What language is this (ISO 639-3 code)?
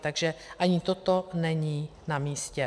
ces